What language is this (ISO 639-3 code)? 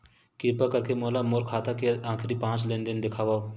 hne